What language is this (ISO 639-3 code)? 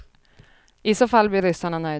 swe